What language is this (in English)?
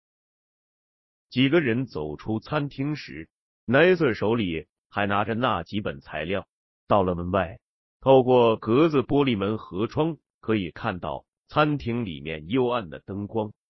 Chinese